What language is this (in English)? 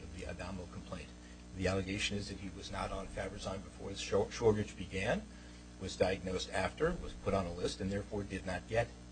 English